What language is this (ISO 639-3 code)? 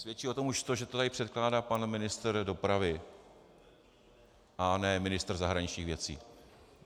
ces